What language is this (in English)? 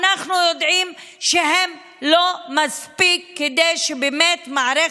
Hebrew